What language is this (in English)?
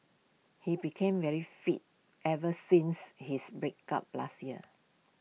English